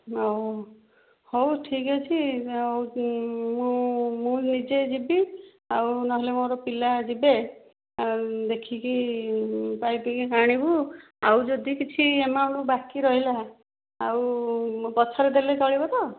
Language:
Odia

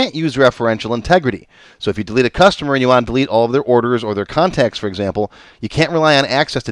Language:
English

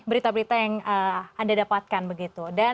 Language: Indonesian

